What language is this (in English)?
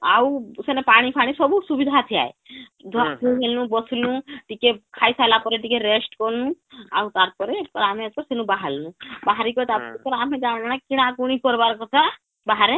Odia